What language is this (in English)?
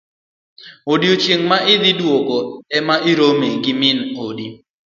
Luo (Kenya and Tanzania)